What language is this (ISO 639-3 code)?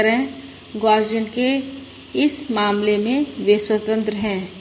hin